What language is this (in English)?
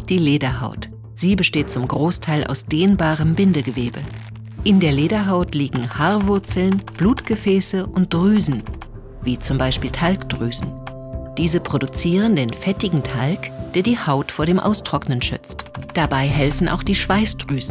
German